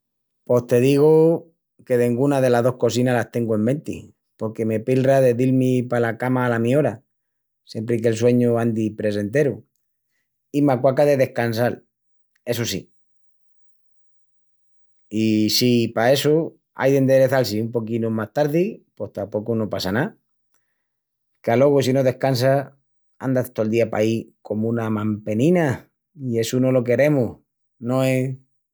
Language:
Extremaduran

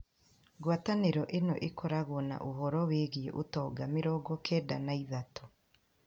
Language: Kikuyu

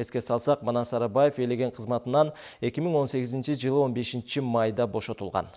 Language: Russian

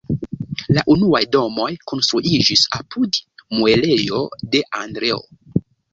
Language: Esperanto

